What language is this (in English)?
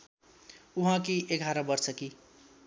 Nepali